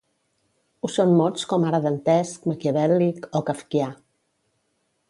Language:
Catalan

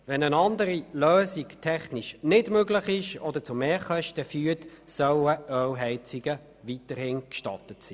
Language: Swiss German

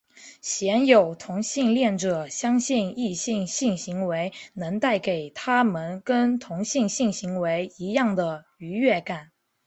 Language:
Chinese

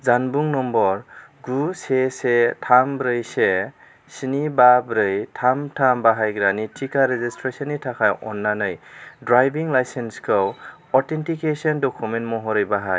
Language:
Bodo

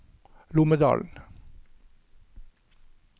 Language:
Norwegian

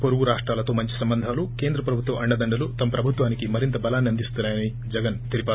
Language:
Telugu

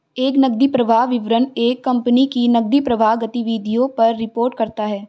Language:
Hindi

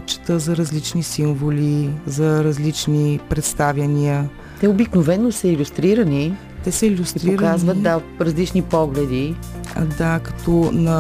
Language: Bulgarian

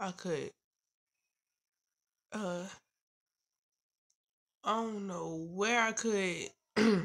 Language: English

